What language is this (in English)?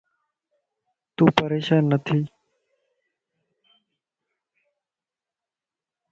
Lasi